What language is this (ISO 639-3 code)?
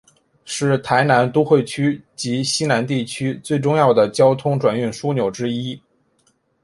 zho